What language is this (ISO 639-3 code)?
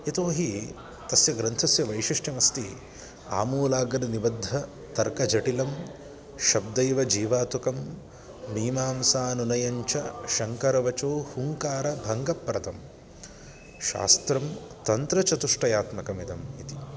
san